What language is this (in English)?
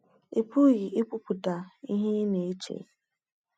Igbo